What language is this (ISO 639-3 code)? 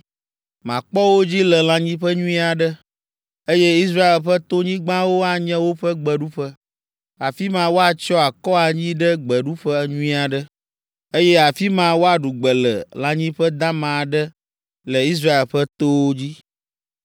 ewe